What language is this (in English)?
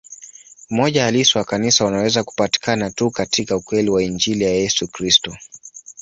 Swahili